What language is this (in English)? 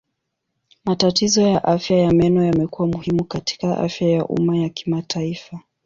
Swahili